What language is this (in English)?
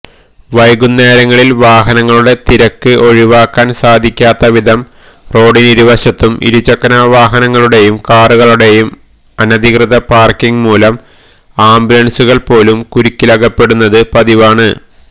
Malayalam